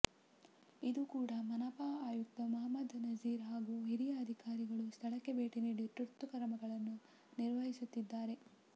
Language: Kannada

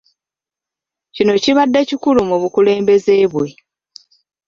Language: Ganda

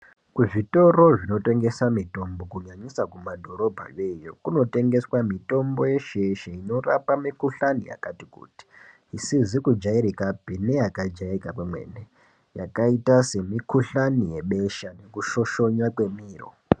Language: Ndau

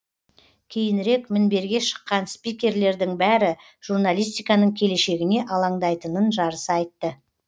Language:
Kazakh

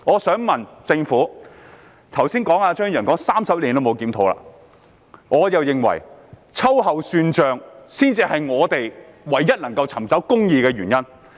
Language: Cantonese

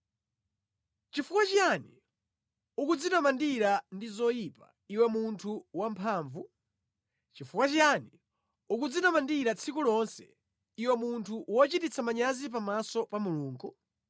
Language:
Nyanja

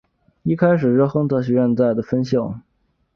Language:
Chinese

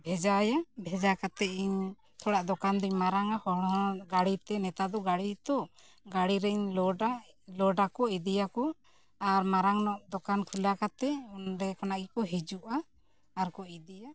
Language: Santali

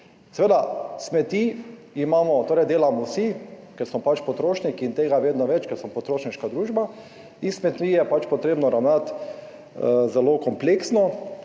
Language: Slovenian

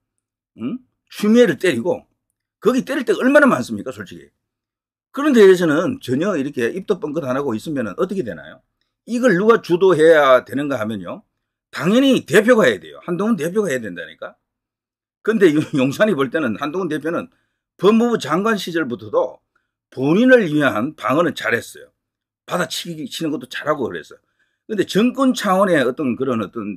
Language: Korean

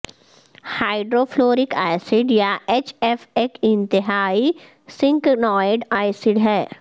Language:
Urdu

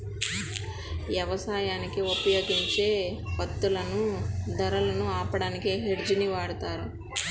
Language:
Telugu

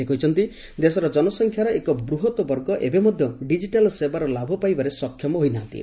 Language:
Odia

